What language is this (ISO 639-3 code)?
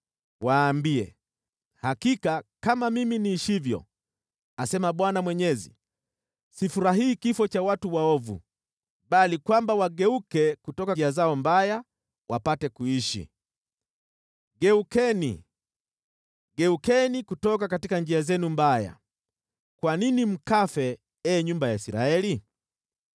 swa